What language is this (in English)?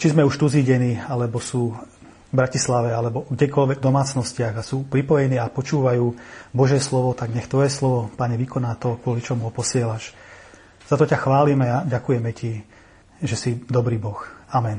Slovak